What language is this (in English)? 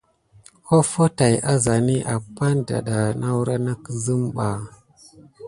Gidar